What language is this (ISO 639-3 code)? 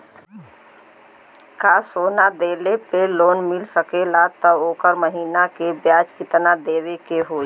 bho